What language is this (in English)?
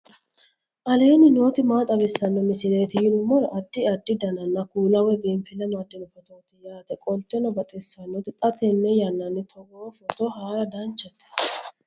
Sidamo